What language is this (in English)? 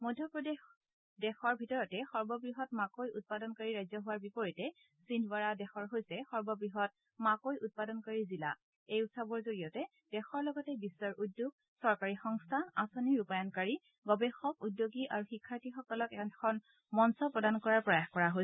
Assamese